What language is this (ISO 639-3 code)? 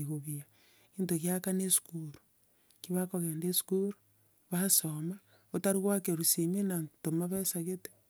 guz